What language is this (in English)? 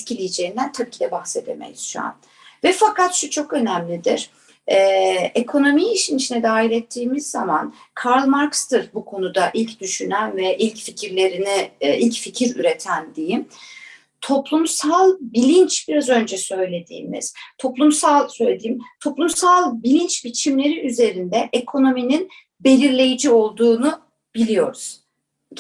Turkish